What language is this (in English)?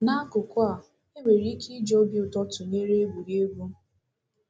Igbo